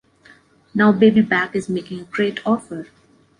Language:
English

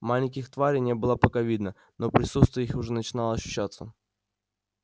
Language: Russian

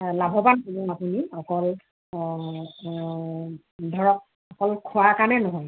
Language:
Assamese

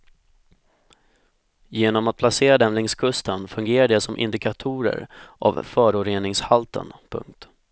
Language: Swedish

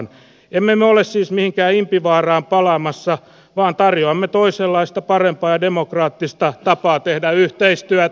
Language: Finnish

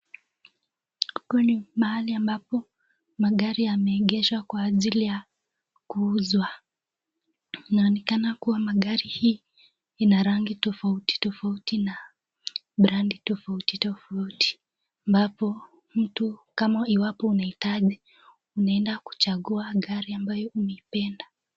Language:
Swahili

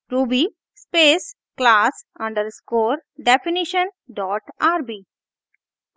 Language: Hindi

